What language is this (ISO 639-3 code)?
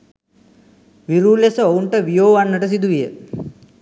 sin